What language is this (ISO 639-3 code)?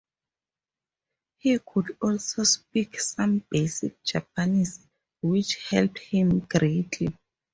eng